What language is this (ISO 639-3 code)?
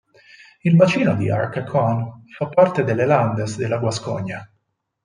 ita